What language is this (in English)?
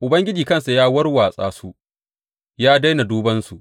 Hausa